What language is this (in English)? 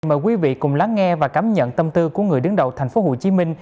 Vietnamese